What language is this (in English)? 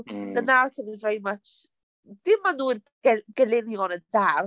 Welsh